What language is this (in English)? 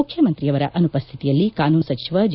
Kannada